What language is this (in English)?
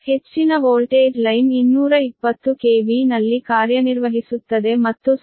Kannada